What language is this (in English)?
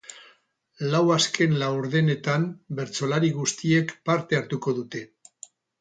Basque